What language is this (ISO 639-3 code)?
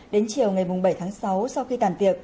vie